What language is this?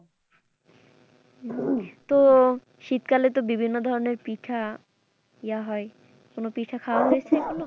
Bangla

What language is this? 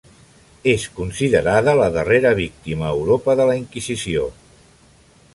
Catalan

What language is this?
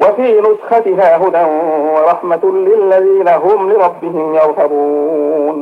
Arabic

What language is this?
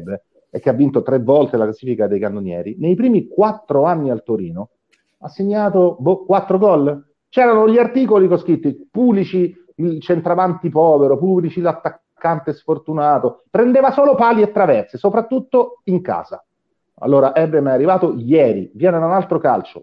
Italian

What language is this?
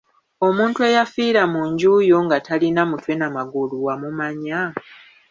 Ganda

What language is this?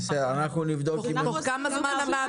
Hebrew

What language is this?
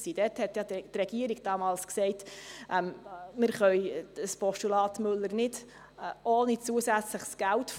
Swiss German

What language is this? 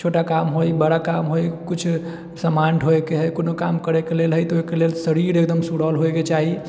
Maithili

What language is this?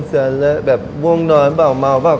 Thai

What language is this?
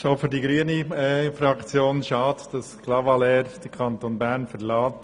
Swiss German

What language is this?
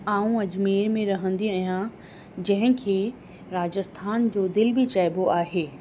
Sindhi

